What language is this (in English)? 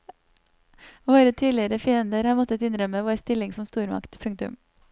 Norwegian